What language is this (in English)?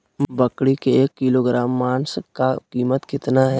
Magahi